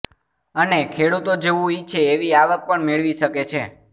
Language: Gujarati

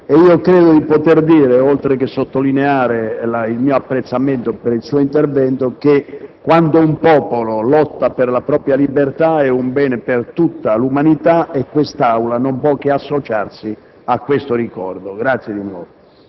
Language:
Italian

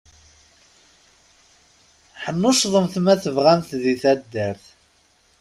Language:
Kabyle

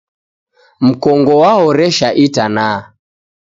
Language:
Taita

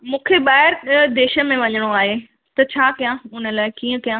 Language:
Sindhi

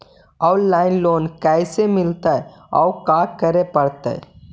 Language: Magahi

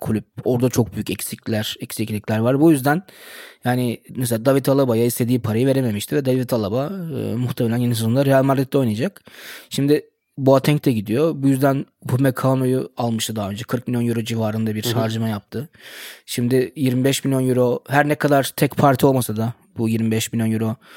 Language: Turkish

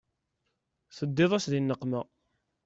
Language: Kabyle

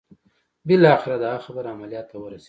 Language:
Pashto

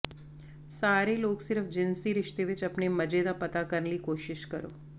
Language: Punjabi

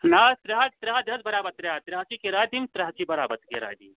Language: Kashmiri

